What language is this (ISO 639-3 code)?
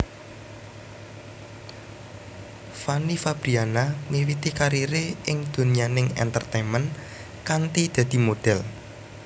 jav